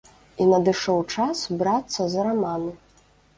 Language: Belarusian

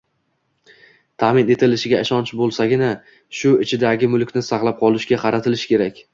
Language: Uzbek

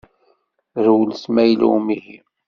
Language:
Kabyle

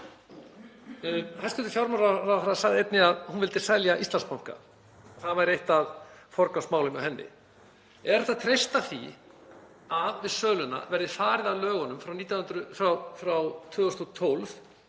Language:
Icelandic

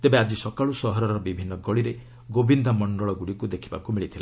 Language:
Odia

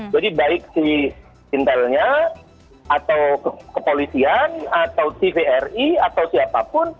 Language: Indonesian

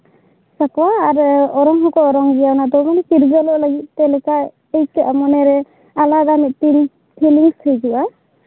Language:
Santali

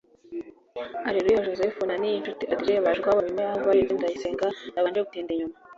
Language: Kinyarwanda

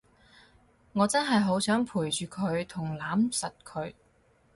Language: Cantonese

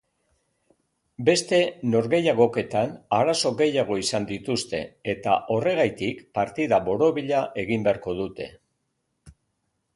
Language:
Basque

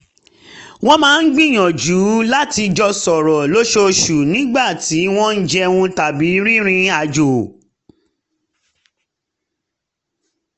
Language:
Yoruba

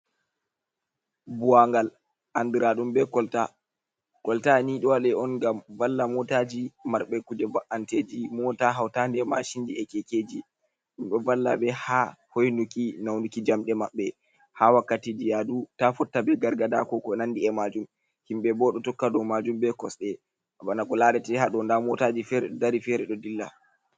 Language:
Fula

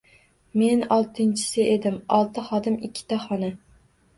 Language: Uzbek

